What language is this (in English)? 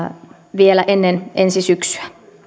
Finnish